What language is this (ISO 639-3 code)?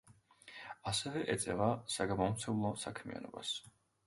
kat